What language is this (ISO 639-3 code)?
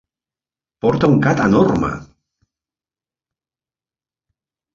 cat